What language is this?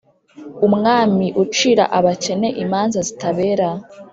Kinyarwanda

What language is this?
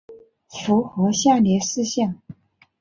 Chinese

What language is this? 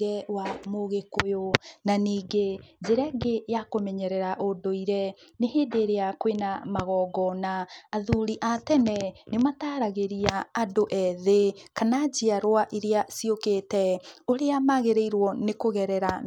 Kikuyu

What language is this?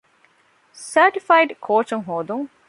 Divehi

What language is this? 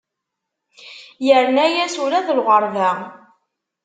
Kabyle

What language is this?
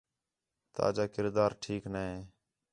Khetrani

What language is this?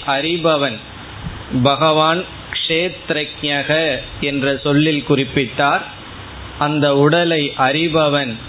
Tamil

